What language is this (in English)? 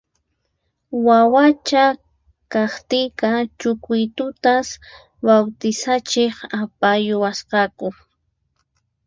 Puno Quechua